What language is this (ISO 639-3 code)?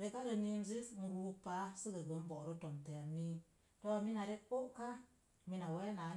ver